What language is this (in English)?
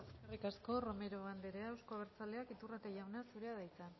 Basque